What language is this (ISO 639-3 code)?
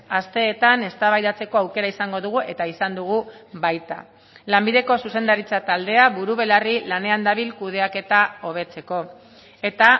eus